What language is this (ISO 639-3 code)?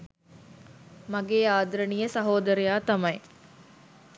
sin